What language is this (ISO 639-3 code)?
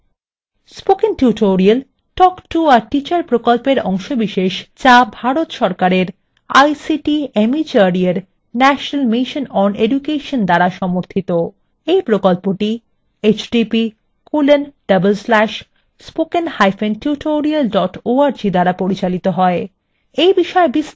ben